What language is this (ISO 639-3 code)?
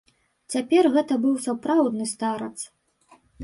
bel